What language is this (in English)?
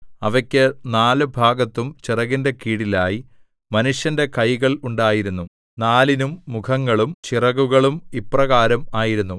Malayalam